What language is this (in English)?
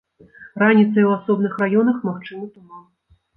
Belarusian